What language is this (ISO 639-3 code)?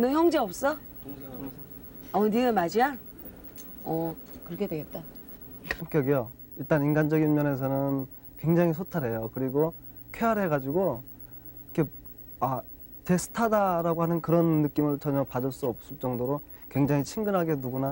kor